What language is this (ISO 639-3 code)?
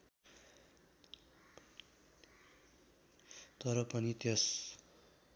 nep